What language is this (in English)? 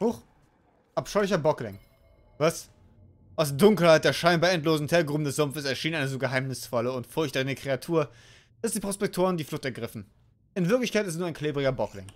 German